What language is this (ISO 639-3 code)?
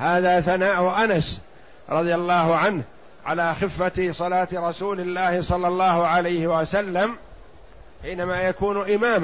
ara